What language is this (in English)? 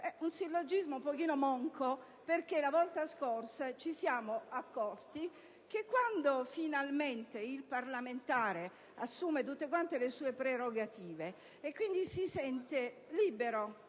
Italian